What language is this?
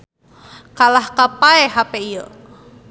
Sundanese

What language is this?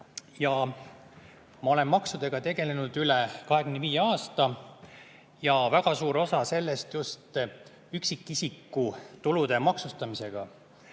Estonian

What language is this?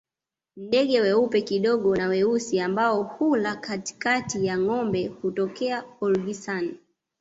Swahili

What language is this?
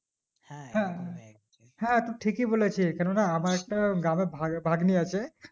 Bangla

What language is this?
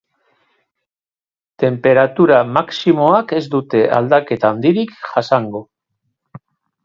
Basque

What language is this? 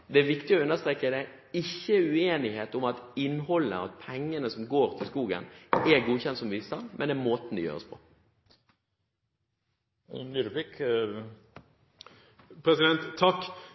Norwegian Bokmål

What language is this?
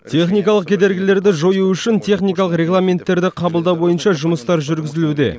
Kazakh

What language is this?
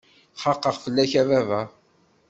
Kabyle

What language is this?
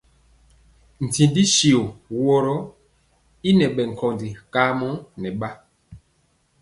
Mpiemo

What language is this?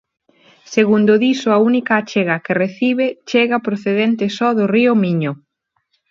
Galician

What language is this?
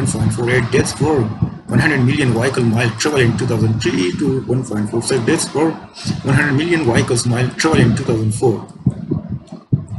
English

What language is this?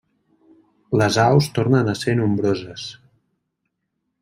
Catalan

